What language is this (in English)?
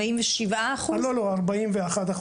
Hebrew